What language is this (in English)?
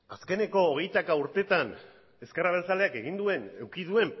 Basque